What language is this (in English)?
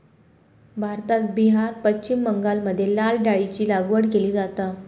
Marathi